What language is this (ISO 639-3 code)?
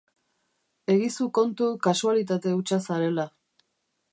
eus